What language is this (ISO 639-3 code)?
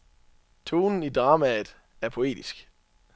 dan